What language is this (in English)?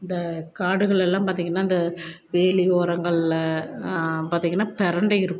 Tamil